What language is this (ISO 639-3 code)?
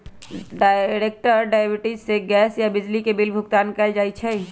mag